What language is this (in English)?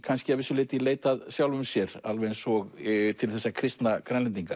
Icelandic